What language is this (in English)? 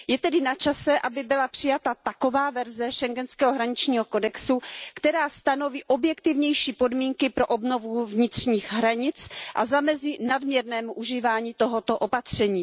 Czech